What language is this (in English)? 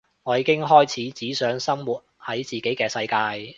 Cantonese